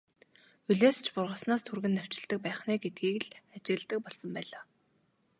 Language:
Mongolian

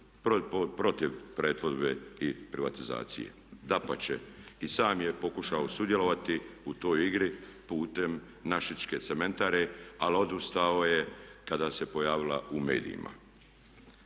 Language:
Croatian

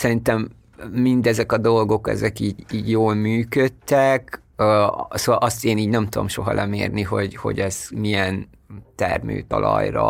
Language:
Hungarian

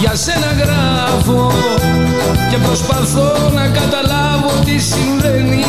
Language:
Greek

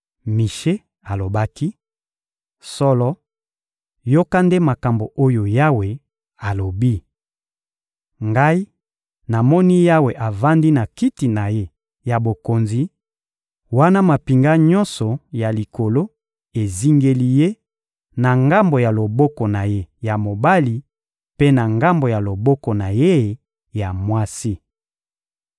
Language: Lingala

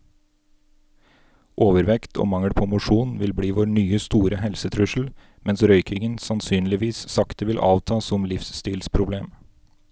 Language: Norwegian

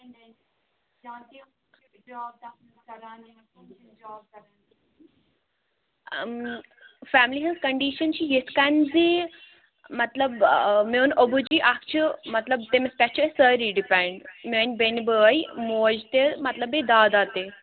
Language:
Kashmiri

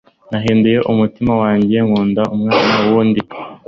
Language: Kinyarwanda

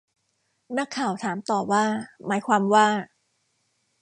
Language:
Thai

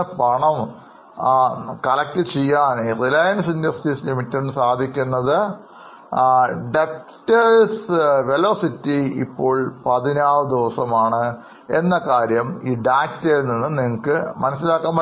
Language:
Malayalam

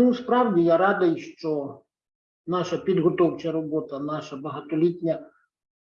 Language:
Ukrainian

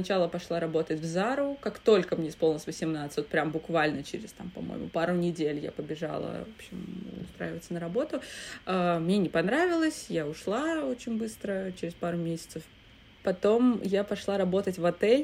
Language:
Russian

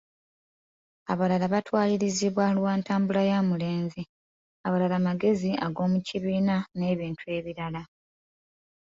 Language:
Ganda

